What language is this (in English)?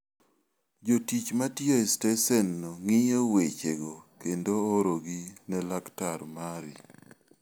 Luo (Kenya and Tanzania)